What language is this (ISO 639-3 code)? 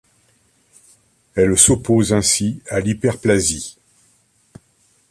fra